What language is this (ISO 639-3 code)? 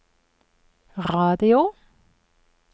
nor